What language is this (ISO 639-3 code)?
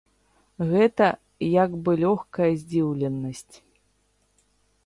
bel